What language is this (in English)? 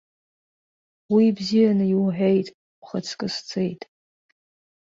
Abkhazian